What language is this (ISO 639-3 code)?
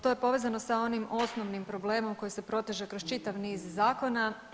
hrv